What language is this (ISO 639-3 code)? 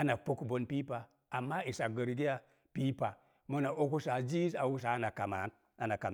ver